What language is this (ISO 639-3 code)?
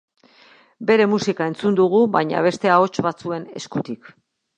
eus